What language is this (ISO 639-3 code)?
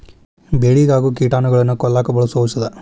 kan